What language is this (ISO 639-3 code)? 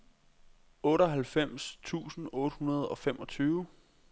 dan